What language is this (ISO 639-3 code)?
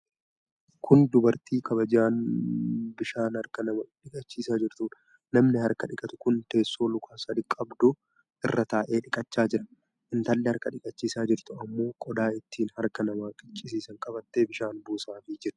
orm